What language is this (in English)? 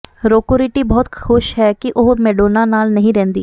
Punjabi